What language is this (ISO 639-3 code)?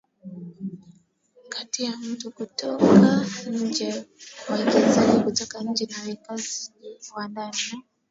swa